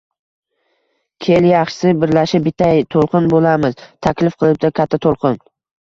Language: Uzbek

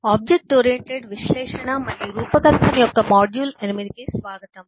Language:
Telugu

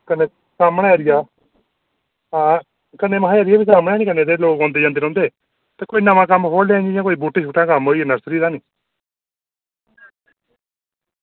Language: Dogri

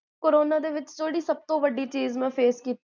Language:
Punjabi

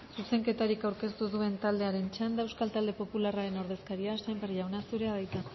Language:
Basque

